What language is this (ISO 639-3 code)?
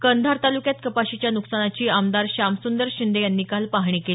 mar